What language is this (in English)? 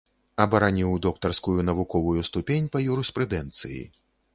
Belarusian